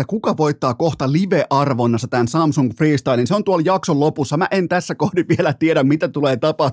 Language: Finnish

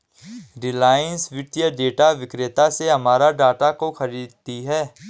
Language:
Hindi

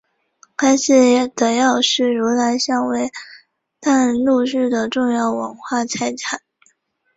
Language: Chinese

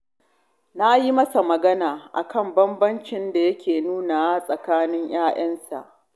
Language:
Hausa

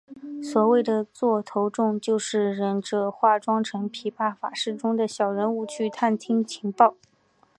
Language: Chinese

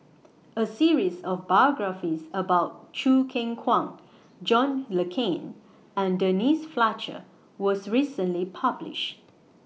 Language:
English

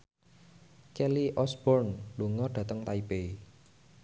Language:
Javanese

